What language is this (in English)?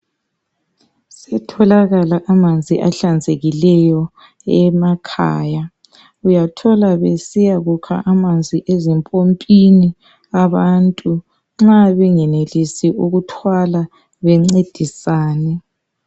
North Ndebele